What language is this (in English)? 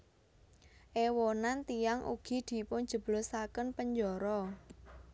Javanese